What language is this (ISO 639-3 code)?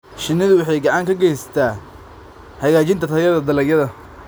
som